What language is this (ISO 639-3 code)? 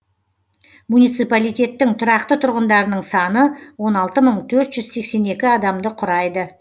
kaz